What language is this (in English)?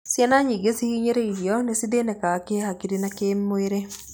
Kikuyu